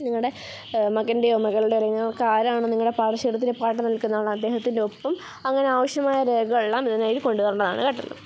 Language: Malayalam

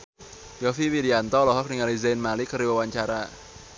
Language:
Sundanese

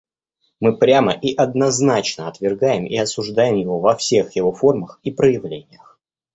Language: Russian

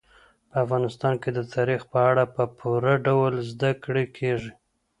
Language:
Pashto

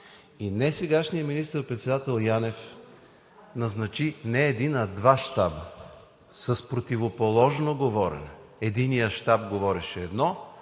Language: Bulgarian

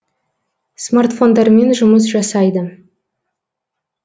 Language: Kazakh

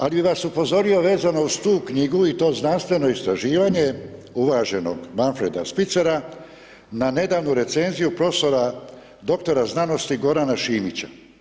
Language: Croatian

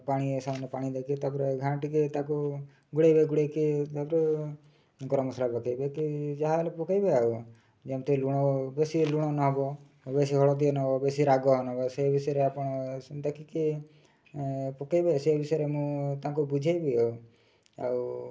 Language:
Odia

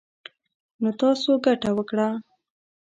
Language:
Pashto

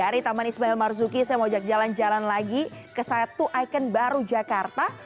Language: Indonesian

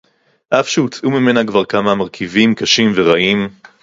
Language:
Hebrew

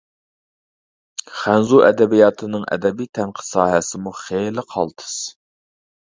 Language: Uyghur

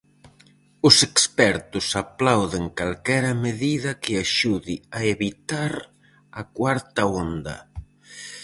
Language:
Galician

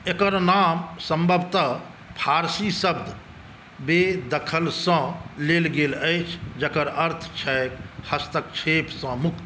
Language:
Maithili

